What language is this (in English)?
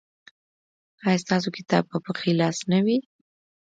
Pashto